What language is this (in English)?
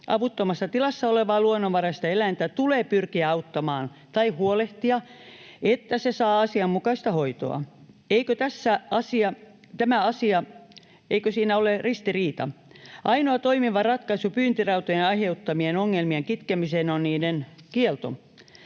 Finnish